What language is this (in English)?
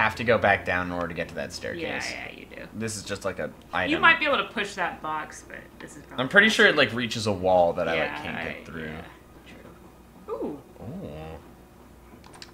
English